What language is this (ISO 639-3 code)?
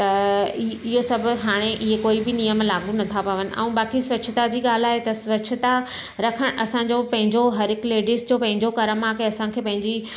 snd